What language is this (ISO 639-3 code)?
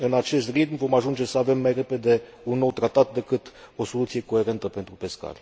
ron